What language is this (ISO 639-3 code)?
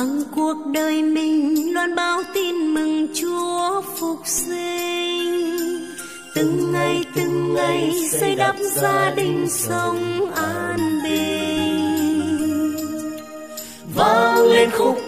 vie